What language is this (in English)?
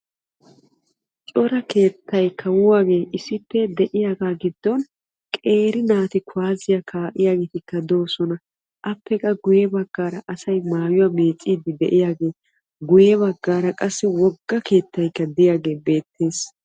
Wolaytta